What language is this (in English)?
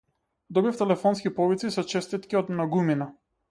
Macedonian